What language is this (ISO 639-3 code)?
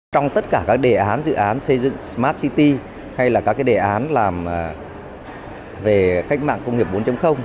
vie